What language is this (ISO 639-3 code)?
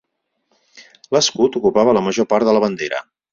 cat